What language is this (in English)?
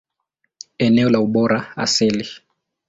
Swahili